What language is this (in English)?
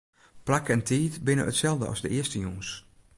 Western Frisian